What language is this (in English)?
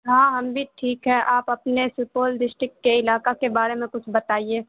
Urdu